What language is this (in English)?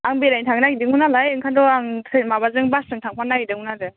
Bodo